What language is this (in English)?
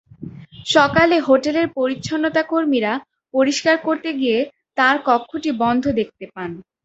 Bangla